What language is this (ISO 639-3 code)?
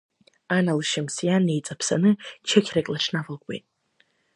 abk